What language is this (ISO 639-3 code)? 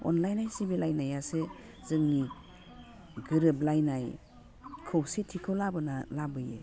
brx